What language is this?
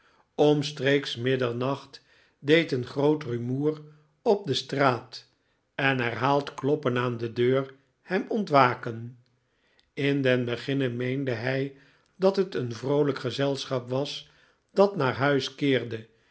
Dutch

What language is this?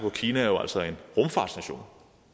Danish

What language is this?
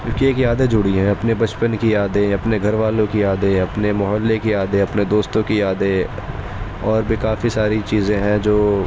Urdu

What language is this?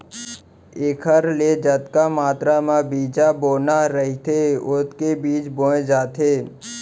Chhattisgarhi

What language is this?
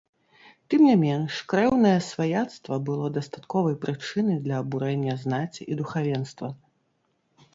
Belarusian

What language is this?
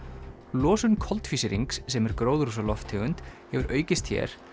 Icelandic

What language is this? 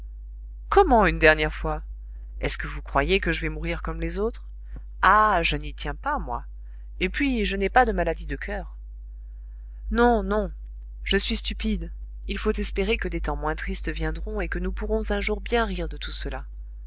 French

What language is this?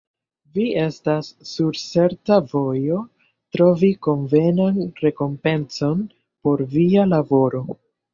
Esperanto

